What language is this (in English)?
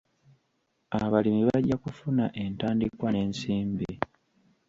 Ganda